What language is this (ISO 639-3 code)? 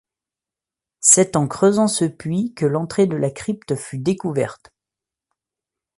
fra